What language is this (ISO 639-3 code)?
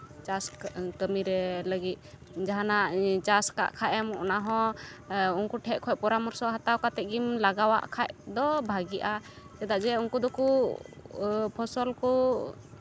sat